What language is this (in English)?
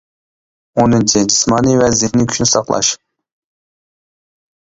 Uyghur